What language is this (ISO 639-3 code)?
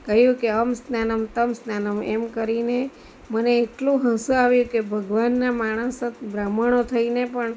guj